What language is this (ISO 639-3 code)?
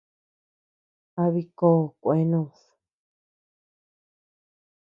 cux